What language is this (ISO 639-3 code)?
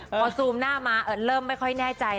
tha